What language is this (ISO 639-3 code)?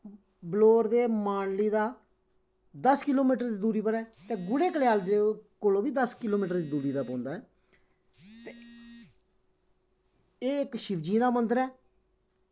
doi